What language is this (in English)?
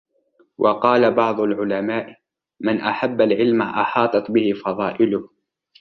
Arabic